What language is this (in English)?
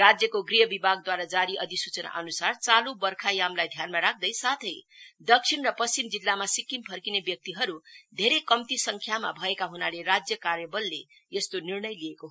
Nepali